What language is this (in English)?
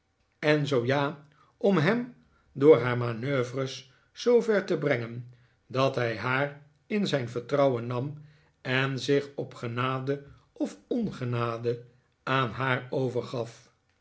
Dutch